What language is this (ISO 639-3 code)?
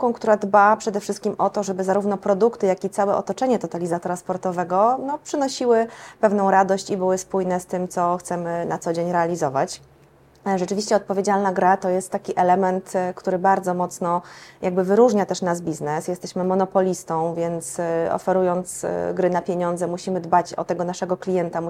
pol